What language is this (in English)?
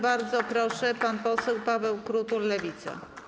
Polish